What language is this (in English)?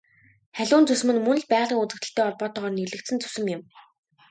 Mongolian